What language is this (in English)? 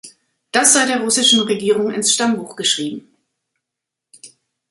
German